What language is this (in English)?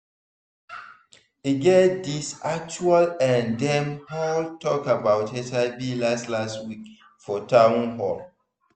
Nigerian Pidgin